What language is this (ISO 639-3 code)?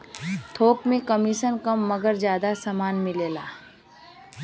bho